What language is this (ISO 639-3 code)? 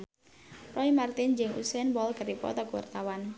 sun